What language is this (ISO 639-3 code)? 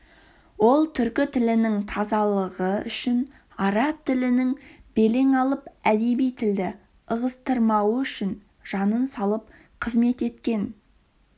kaz